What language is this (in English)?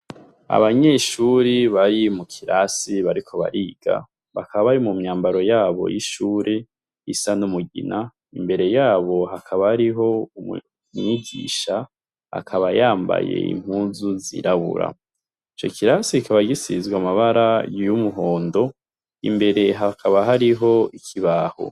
Rundi